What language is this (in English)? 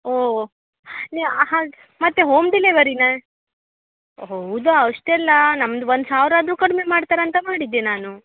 Kannada